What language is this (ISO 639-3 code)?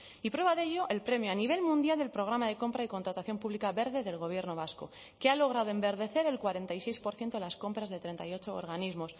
spa